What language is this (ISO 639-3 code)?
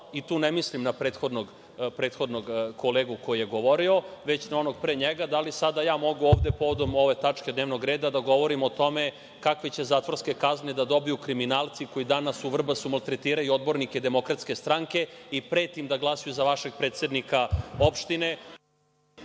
srp